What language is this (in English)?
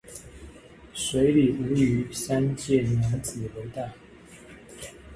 Min Nan Chinese